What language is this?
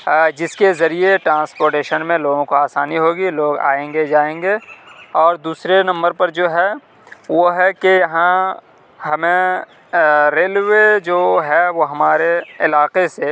Urdu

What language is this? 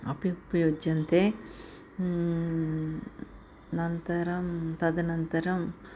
Sanskrit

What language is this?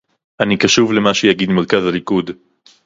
Hebrew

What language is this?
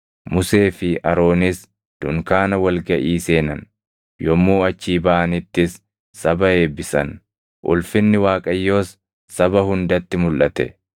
Oromo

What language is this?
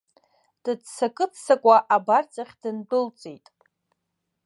Abkhazian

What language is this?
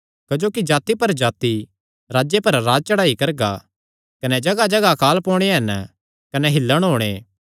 Kangri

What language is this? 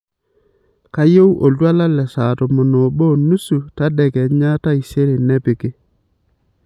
Masai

